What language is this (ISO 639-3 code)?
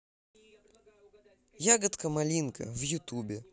rus